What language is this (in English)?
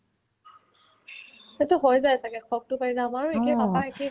Assamese